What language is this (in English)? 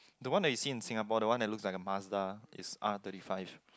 English